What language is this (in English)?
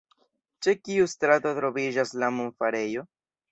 Esperanto